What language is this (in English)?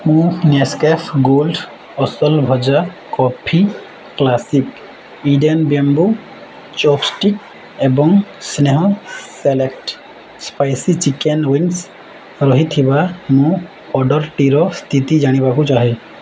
Odia